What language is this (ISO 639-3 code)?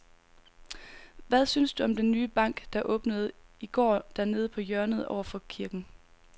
dan